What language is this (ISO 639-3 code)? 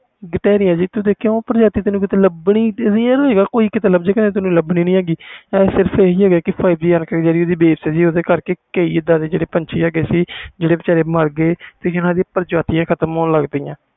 pan